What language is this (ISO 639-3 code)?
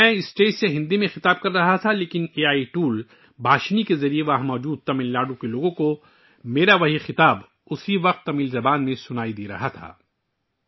urd